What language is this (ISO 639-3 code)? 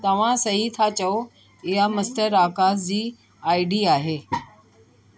snd